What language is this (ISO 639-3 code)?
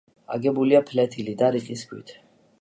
kat